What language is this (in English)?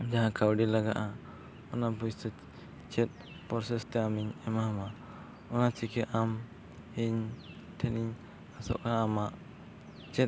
Santali